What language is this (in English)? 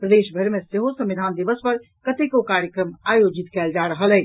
Maithili